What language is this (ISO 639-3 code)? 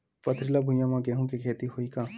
hne